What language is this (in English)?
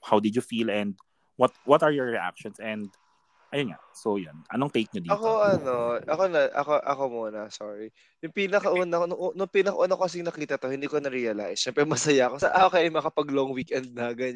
Filipino